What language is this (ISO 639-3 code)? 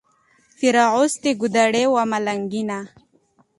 pus